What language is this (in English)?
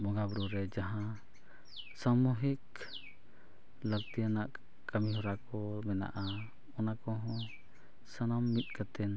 Santali